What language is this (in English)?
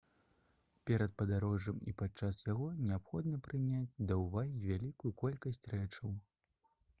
Belarusian